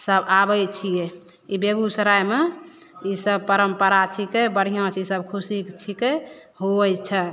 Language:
Maithili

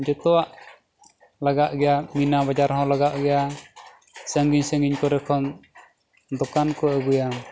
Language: Santali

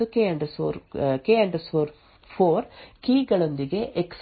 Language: Kannada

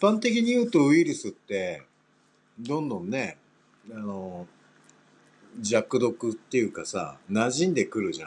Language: Japanese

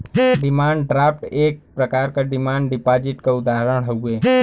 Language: Bhojpuri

